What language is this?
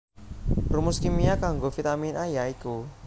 Javanese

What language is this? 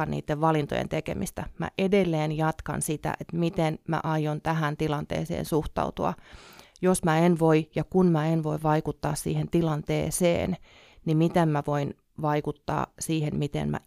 Finnish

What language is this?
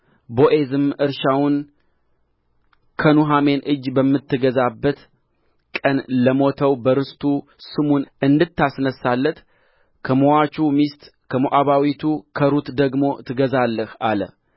Amharic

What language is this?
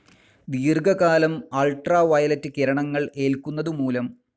Malayalam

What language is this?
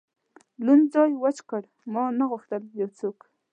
Pashto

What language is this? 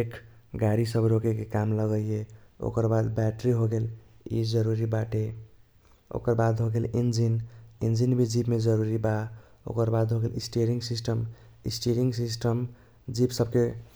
Kochila Tharu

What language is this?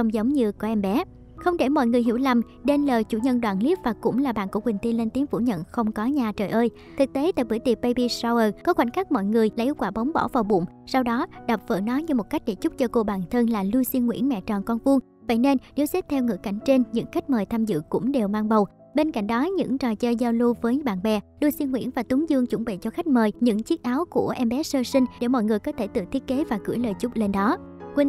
Vietnamese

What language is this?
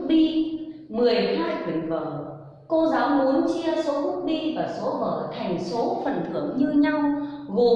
Vietnamese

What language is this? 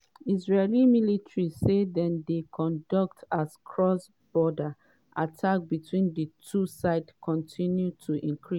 Nigerian Pidgin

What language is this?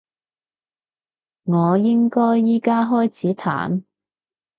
Cantonese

